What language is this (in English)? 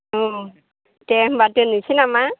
Bodo